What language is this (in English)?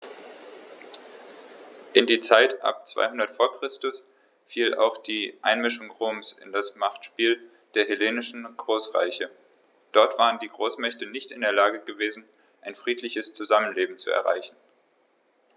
German